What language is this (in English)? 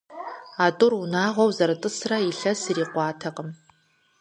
Kabardian